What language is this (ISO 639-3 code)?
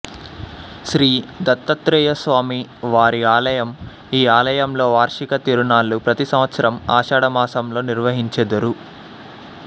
tel